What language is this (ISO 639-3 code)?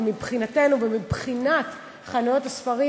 heb